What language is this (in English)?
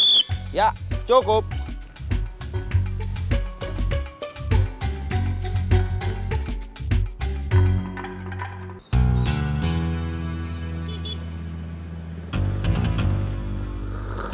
Indonesian